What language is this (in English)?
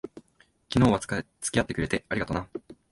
Japanese